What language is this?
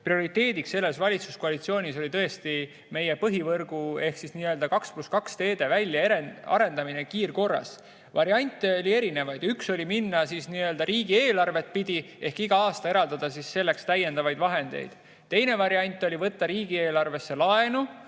Estonian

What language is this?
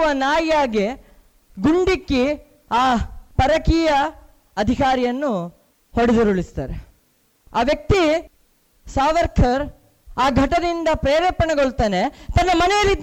Kannada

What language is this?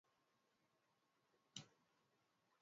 Swahili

